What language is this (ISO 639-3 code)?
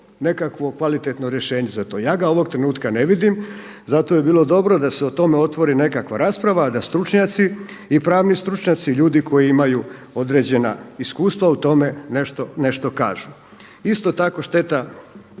hrv